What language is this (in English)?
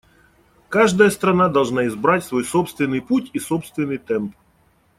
Russian